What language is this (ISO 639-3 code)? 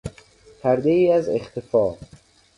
fas